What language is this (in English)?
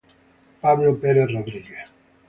Italian